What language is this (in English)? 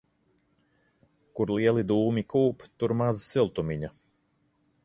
Latvian